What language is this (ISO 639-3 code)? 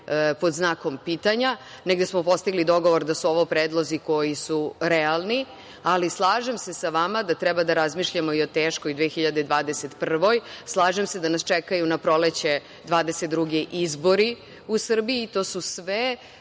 srp